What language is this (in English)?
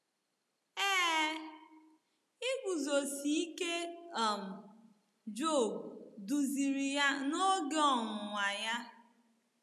Igbo